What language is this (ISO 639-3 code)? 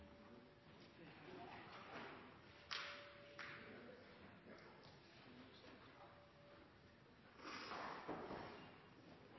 nno